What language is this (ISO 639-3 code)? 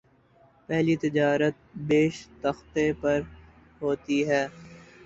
urd